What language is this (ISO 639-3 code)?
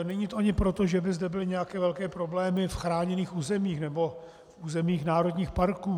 ces